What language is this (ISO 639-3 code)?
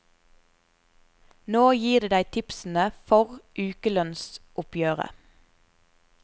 nor